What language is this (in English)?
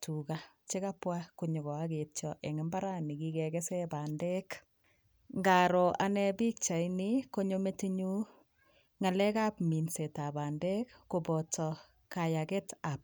Kalenjin